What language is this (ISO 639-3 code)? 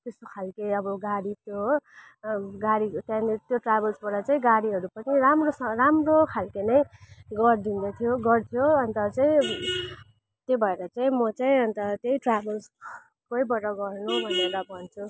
nep